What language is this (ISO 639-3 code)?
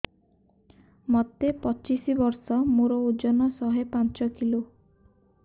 ori